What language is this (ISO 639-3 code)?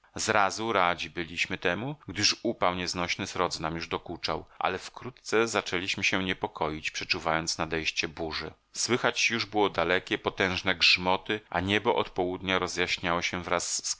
pol